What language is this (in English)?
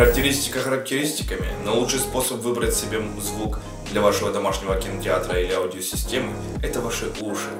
Russian